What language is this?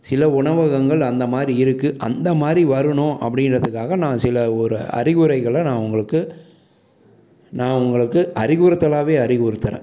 Tamil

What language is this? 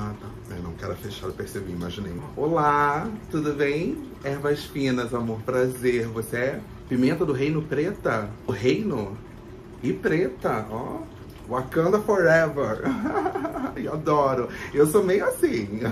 Portuguese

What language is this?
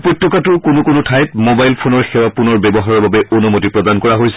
Assamese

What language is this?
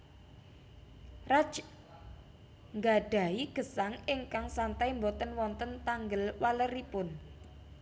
Javanese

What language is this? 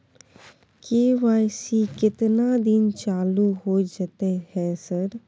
Maithili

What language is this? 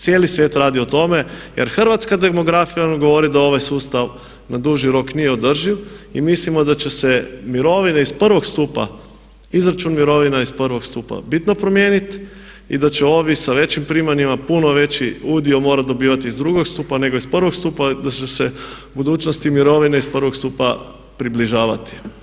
Croatian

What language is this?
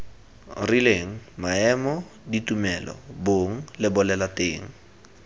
Tswana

